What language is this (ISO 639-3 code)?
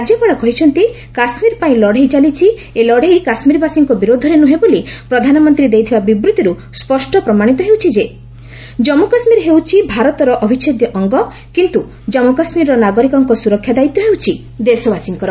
ori